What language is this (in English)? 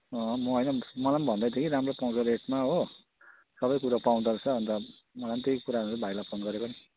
Nepali